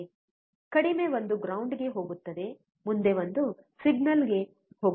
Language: Kannada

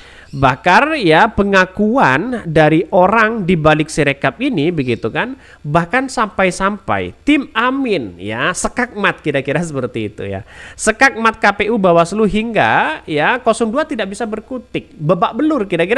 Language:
Indonesian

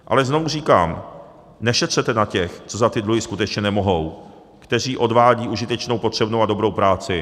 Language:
Czech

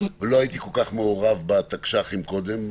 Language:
Hebrew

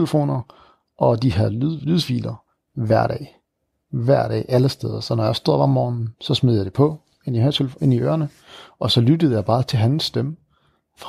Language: Danish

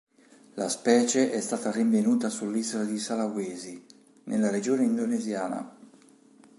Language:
Italian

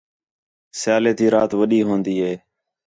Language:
Khetrani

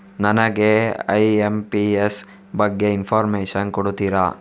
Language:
Kannada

